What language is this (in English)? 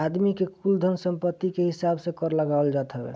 Bhojpuri